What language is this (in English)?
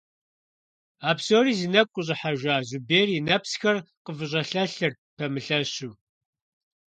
Kabardian